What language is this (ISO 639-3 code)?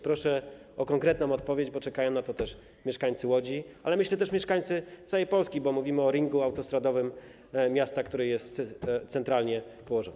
pol